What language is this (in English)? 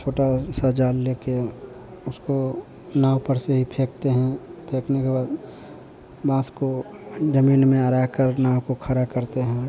Hindi